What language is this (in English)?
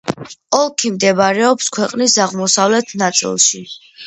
Georgian